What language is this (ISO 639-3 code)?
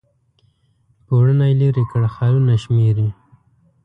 pus